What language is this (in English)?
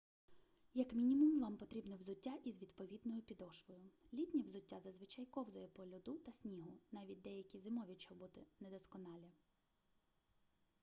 Ukrainian